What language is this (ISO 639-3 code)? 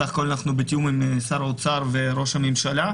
heb